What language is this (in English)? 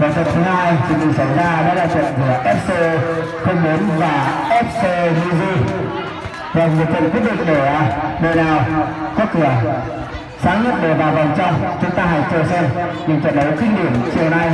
Vietnamese